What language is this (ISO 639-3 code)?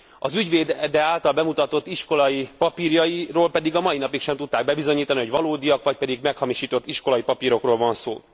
hun